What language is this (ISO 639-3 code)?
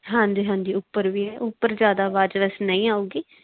pan